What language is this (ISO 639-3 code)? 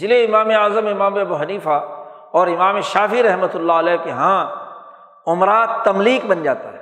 urd